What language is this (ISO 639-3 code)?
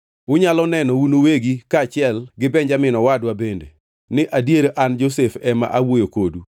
luo